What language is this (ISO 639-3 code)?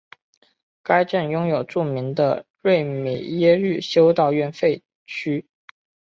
zho